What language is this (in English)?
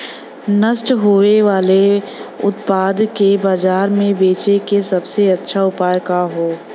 Bhojpuri